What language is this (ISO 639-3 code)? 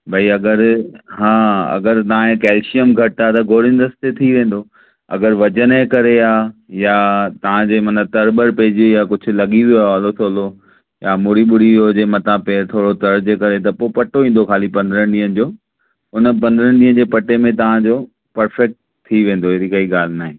snd